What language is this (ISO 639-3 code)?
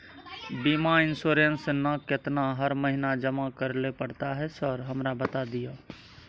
mai